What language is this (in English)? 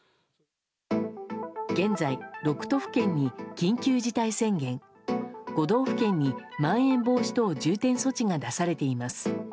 Japanese